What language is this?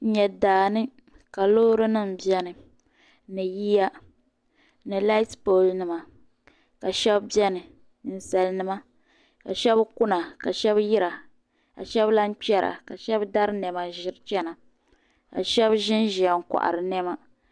Dagbani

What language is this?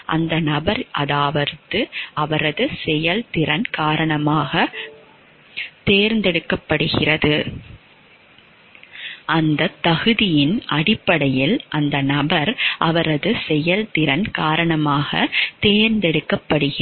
Tamil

